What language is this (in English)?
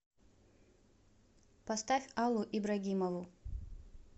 Russian